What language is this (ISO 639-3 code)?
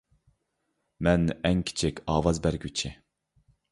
uig